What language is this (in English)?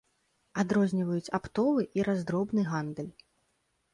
Belarusian